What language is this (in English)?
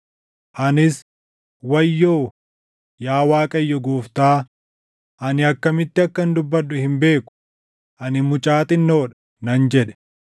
Oromo